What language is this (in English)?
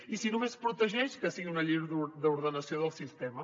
Catalan